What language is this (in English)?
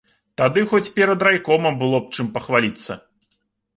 Belarusian